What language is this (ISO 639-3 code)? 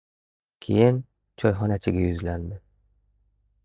uzb